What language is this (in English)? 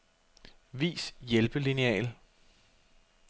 Danish